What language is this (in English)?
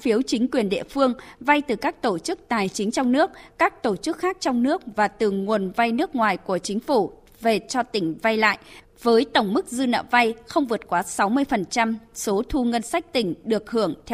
Vietnamese